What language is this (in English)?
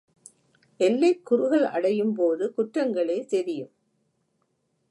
Tamil